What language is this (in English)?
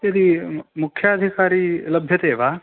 Sanskrit